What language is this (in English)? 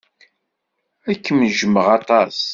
Kabyle